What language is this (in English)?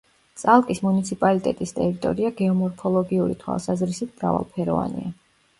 Georgian